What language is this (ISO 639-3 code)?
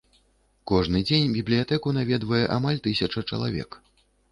bel